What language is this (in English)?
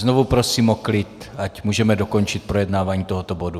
Czech